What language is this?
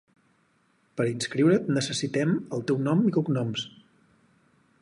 Catalan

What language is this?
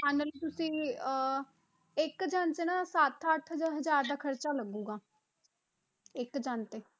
Punjabi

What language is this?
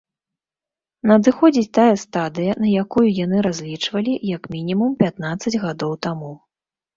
Belarusian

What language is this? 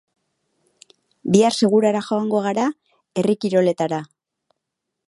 Basque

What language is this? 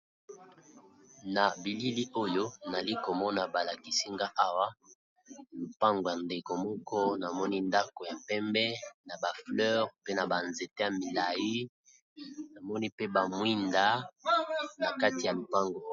Lingala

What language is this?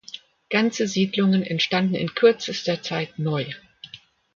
German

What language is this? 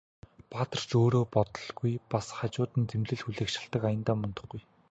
Mongolian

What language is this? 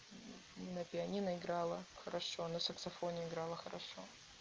Russian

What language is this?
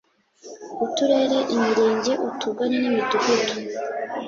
Kinyarwanda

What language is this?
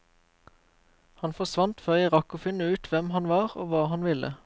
Norwegian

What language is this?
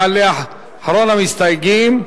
Hebrew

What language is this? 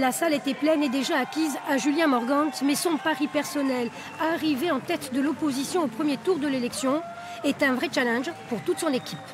French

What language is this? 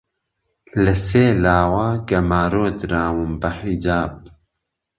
Central Kurdish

